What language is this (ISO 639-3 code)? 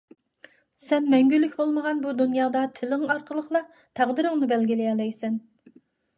uig